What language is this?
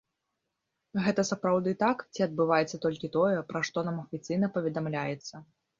Belarusian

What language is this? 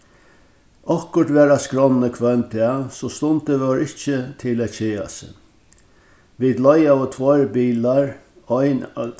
Faroese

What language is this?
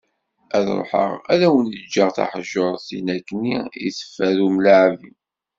Kabyle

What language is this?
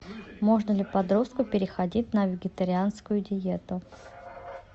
Russian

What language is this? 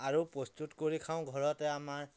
Assamese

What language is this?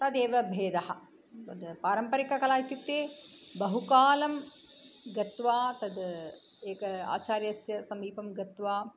Sanskrit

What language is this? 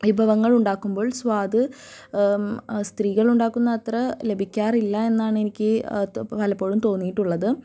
Malayalam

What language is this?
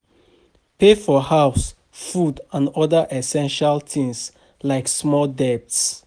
Nigerian Pidgin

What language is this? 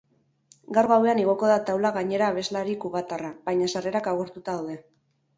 Basque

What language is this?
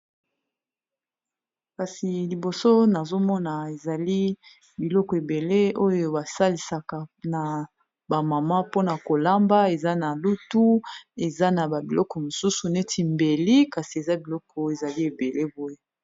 Lingala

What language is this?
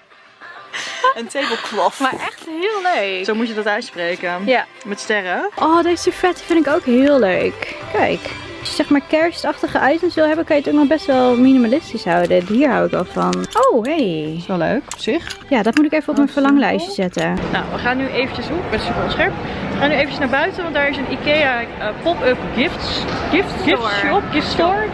Dutch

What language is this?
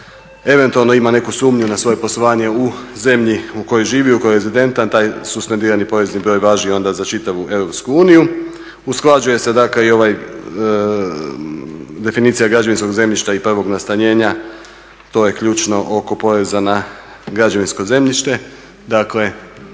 Croatian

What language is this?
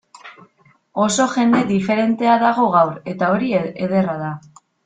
Basque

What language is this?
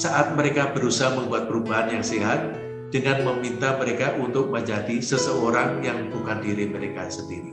Indonesian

